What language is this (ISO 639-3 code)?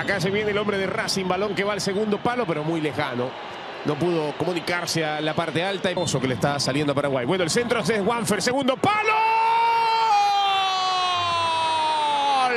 spa